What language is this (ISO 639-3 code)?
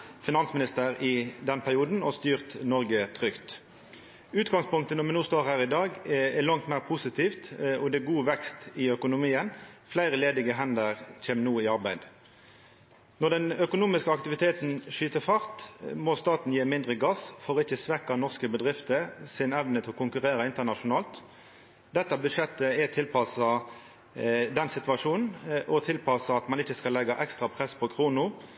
nno